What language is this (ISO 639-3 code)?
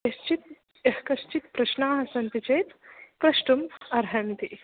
san